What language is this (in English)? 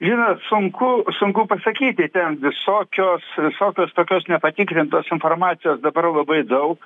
Lithuanian